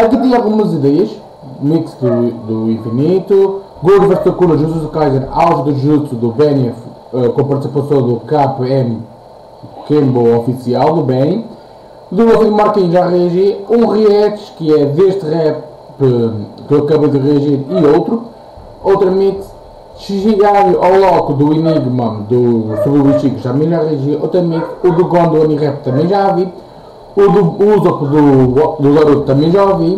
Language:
Portuguese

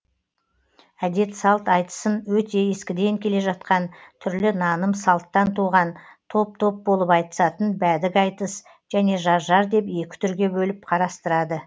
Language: Kazakh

